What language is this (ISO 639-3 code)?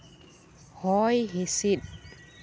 sat